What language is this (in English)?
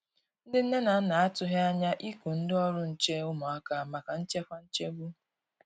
Igbo